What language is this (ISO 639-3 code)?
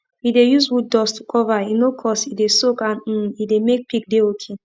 pcm